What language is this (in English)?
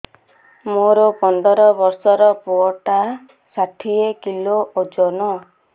Odia